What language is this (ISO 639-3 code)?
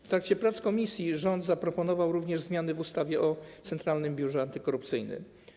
pol